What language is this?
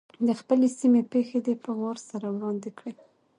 Pashto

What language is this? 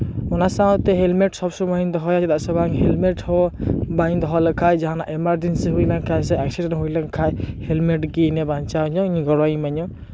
Santali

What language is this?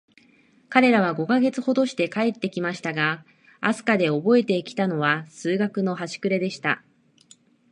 Japanese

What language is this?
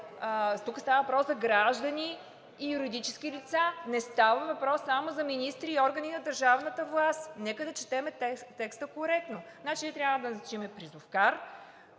Bulgarian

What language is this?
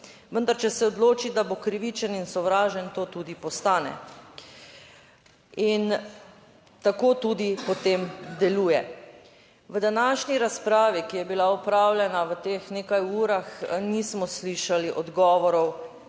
Slovenian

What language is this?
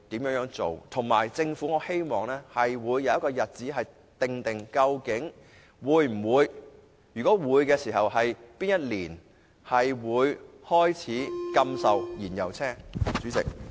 Cantonese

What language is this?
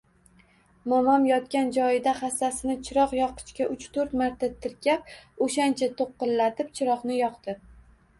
Uzbek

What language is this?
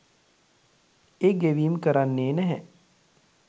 Sinhala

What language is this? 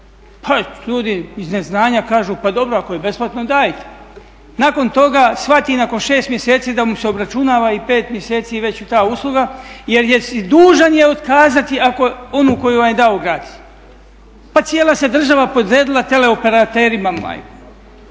Croatian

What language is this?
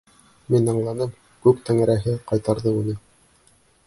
Bashkir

